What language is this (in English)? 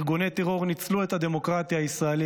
Hebrew